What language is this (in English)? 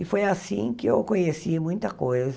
Portuguese